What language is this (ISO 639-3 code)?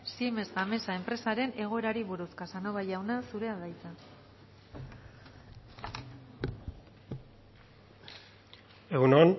eus